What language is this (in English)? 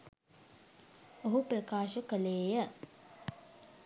Sinhala